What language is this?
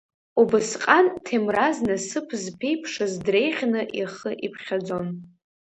Abkhazian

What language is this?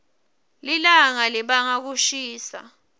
Swati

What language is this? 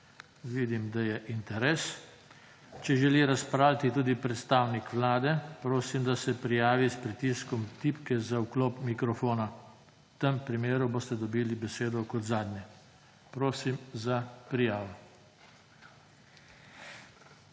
Slovenian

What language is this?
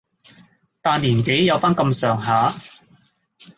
Cantonese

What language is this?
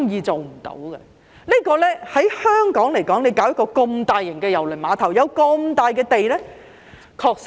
Cantonese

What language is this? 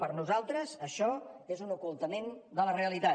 Catalan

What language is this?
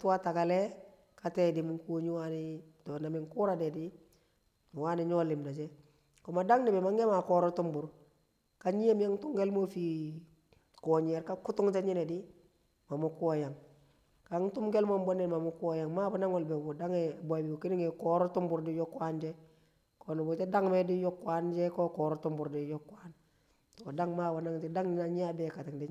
Kamo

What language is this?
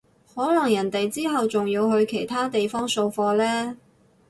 Cantonese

